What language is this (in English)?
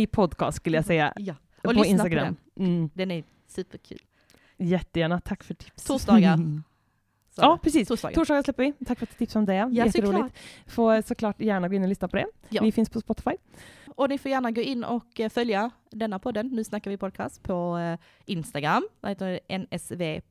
Swedish